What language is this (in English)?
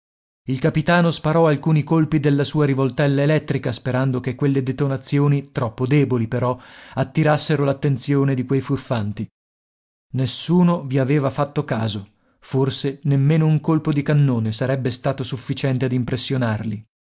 Italian